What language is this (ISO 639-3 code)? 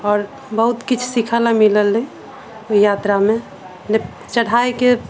mai